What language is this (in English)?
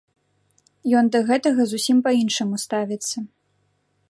Belarusian